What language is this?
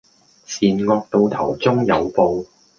Cantonese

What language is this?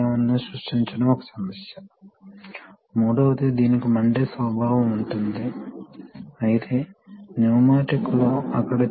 Telugu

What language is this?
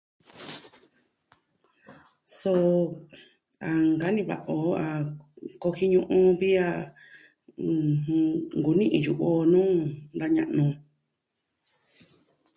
Southwestern Tlaxiaco Mixtec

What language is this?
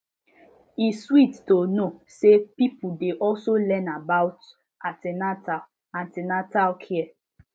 Nigerian Pidgin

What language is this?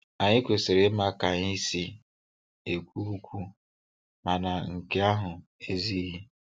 Igbo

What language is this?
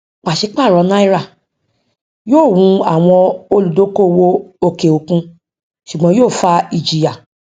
Yoruba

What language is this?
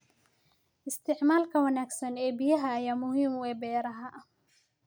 Somali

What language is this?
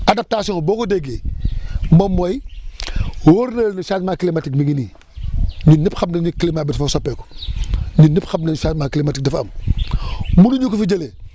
Wolof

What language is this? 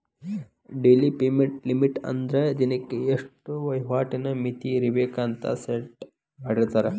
Kannada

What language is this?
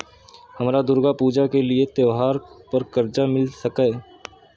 Maithili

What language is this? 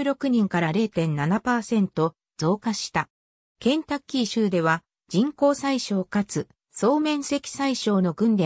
Japanese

